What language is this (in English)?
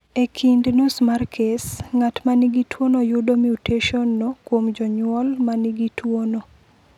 Luo (Kenya and Tanzania)